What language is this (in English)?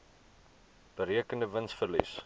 Afrikaans